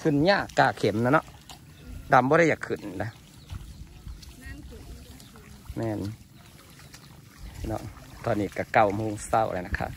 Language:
Thai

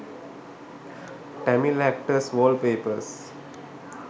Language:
Sinhala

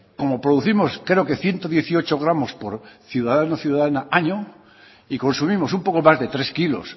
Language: Spanish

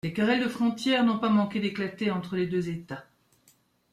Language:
French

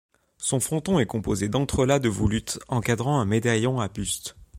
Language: French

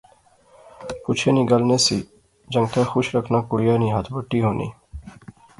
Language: Pahari-Potwari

